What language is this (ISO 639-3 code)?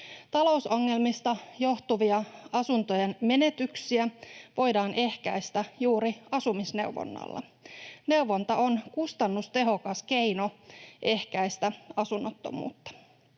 fin